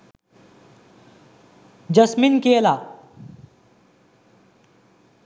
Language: Sinhala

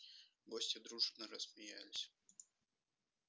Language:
Russian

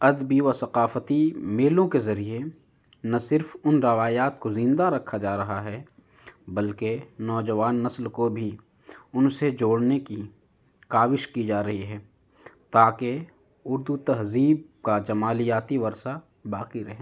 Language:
Urdu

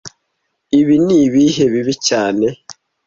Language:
Kinyarwanda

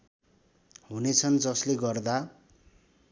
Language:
Nepali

